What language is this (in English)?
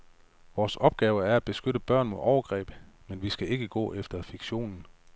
Danish